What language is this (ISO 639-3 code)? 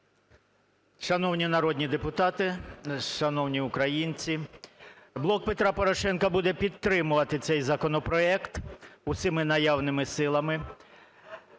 ukr